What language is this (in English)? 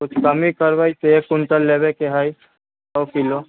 Maithili